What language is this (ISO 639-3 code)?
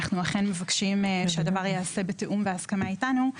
heb